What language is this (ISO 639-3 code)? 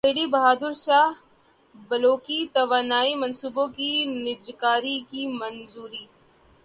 urd